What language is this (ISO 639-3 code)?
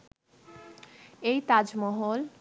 ben